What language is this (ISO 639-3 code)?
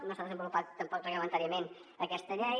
cat